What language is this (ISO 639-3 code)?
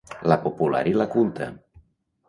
cat